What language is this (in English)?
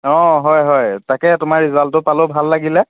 Assamese